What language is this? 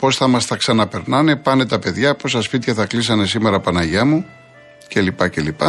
Greek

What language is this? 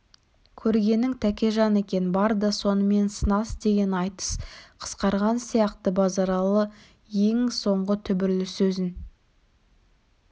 Kazakh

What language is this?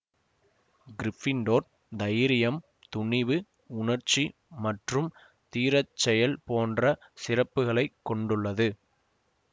Tamil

